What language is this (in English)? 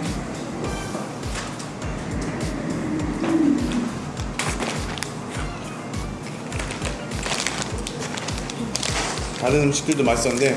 Korean